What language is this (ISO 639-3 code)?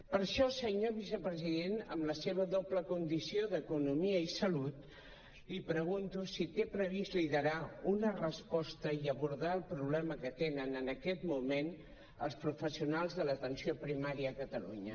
cat